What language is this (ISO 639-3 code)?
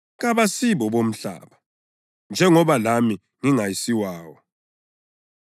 nde